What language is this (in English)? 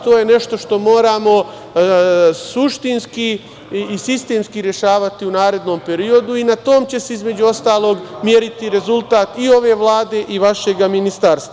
Serbian